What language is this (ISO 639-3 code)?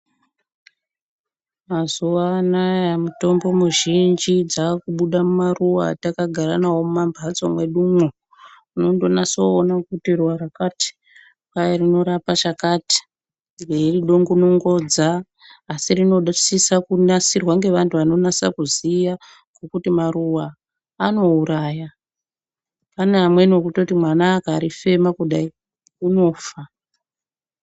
ndc